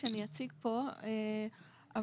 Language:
Hebrew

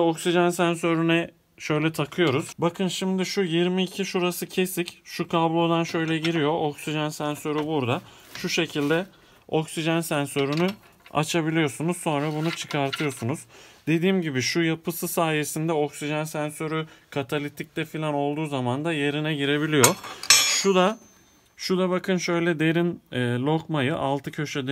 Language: Turkish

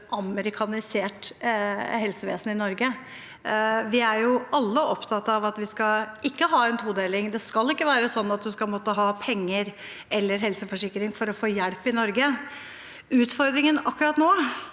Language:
Norwegian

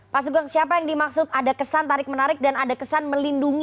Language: Indonesian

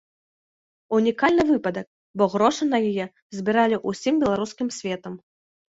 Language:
Belarusian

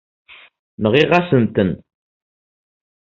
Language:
Kabyle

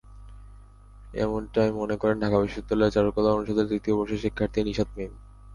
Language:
Bangla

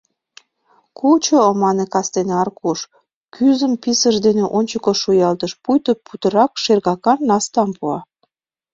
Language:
Mari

